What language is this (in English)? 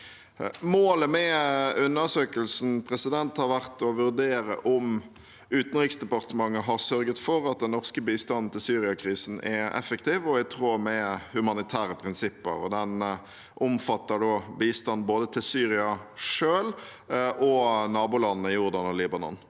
Norwegian